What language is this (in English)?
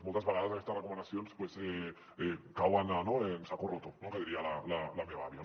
Catalan